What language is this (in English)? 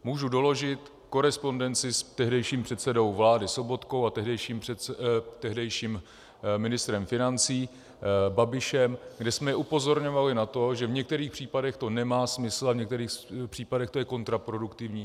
Czech